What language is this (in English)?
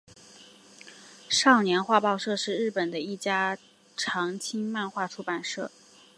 Chinese